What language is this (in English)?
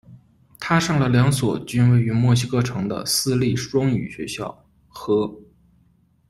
Chinese